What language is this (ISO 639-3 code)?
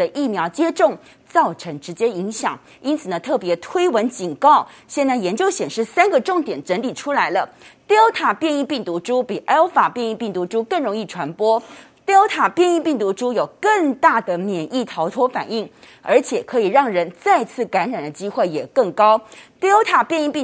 zho